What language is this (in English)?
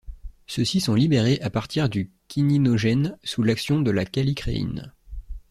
French